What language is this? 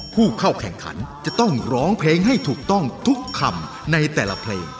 Thai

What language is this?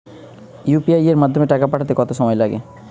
Bangla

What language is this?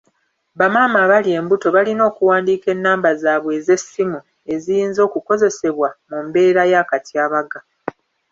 Ganda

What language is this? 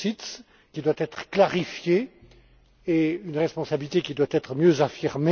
French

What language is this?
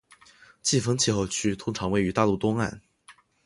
Chinese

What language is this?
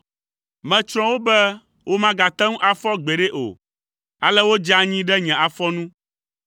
Ewe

